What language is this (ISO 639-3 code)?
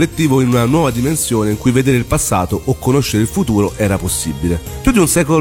ita